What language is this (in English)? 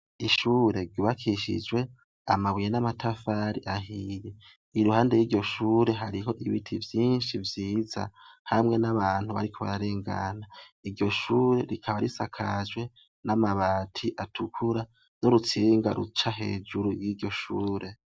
Rundi